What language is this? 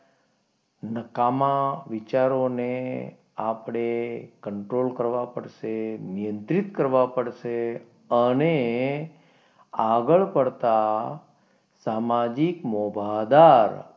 Gujarati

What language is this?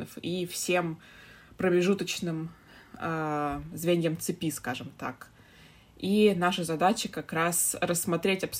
Russian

